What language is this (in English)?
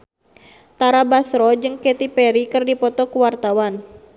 Sundanese